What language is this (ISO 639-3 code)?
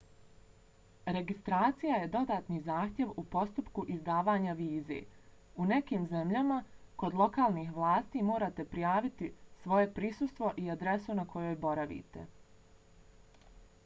bos